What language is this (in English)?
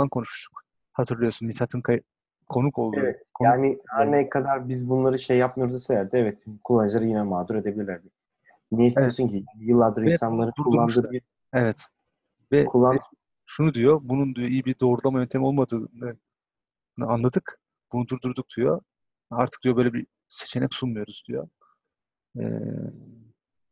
Turkish